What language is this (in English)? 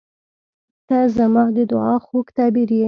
Pashto